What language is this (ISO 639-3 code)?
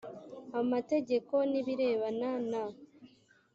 kin